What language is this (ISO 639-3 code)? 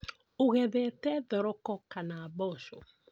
kik